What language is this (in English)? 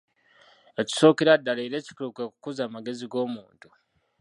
Ganda